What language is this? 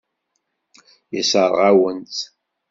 Kabyle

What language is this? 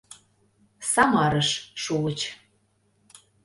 Mari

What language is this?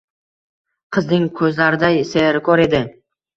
Uzbek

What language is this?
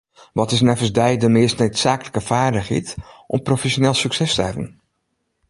Western Frisian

